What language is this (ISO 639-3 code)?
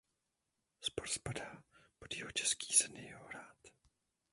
ces